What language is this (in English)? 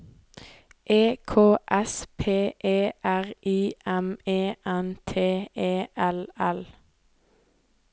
Norwegian